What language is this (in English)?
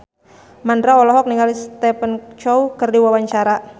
Sundanese